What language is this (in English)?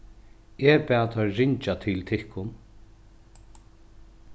Faroese